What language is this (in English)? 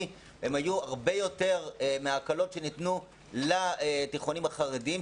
Hebrew